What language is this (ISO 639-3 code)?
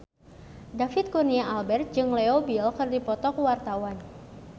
sun